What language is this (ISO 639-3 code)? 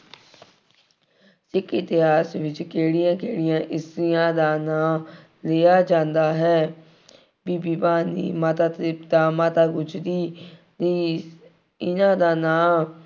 pan